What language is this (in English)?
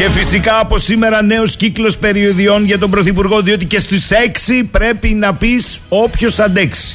Greek